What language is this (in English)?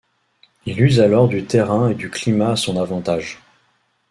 French